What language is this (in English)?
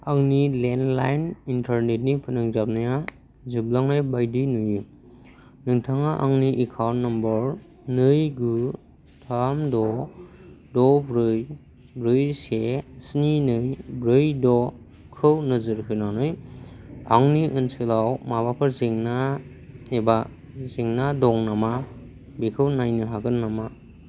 Bodo